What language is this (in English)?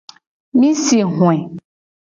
Gen